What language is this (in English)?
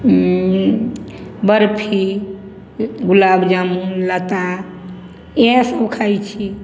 Maithili